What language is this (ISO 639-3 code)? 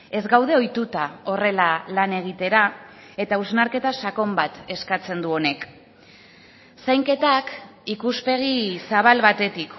eus